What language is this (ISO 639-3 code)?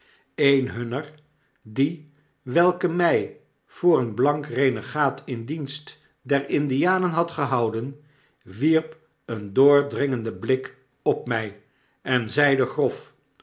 nld